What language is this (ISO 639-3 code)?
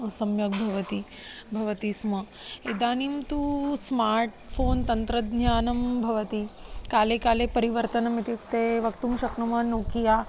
san